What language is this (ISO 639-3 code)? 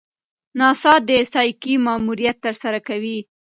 pus